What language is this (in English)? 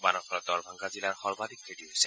Assamese